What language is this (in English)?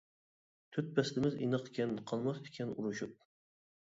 Uyghur